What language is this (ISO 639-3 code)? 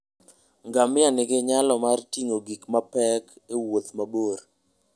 luo